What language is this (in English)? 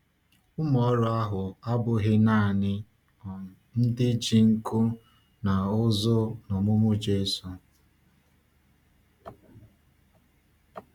Igbo